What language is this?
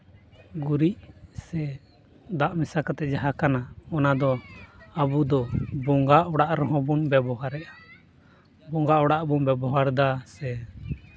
Santali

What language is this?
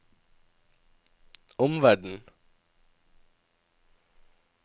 Norwegian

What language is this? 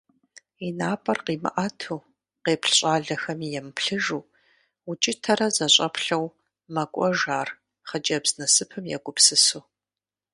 Kabardian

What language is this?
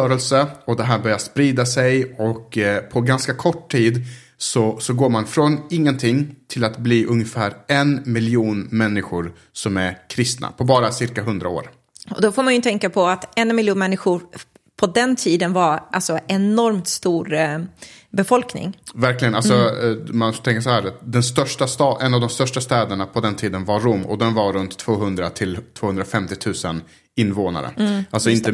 Swedish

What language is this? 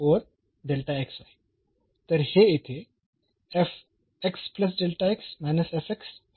Marathi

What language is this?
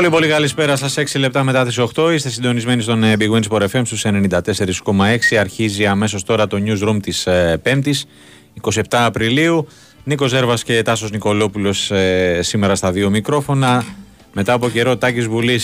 Greek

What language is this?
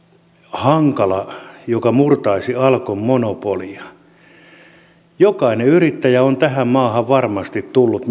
Finnish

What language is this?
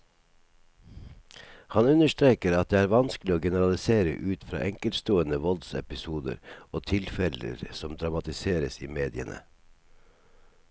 Norwegian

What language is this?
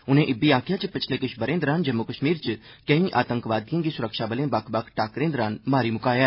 Dogri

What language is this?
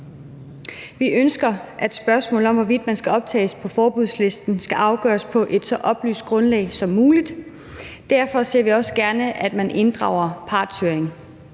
Danish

